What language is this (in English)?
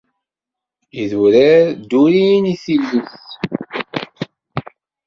Kabyle